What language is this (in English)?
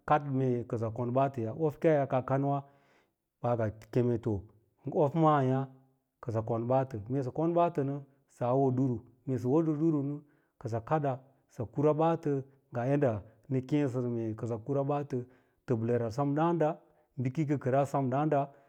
Lala-Roba